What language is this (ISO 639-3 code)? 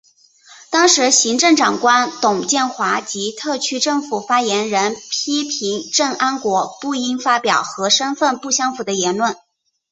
zho